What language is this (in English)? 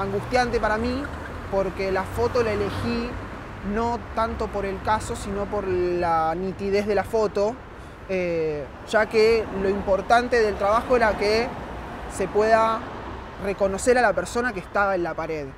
Spanish